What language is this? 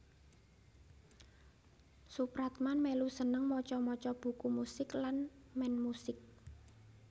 Javanese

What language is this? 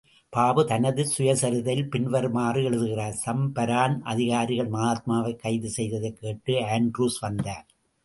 Tamil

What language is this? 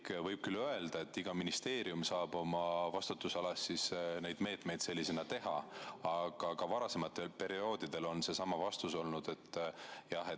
Estonian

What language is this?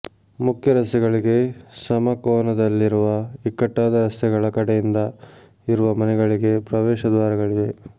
Kannada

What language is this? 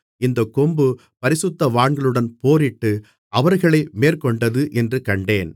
Tamil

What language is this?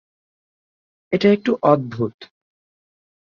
Bangla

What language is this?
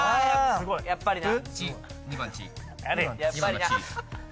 Japanese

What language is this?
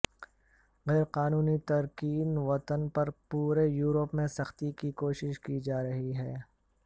Urdu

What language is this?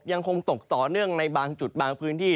Thai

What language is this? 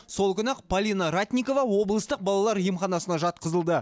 Kazakh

